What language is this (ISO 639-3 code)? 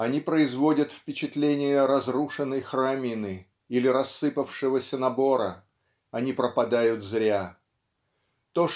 rus